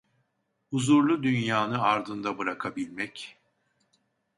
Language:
Turkish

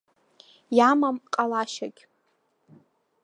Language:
Abkhazian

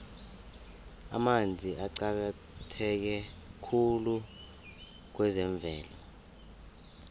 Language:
South Ndebele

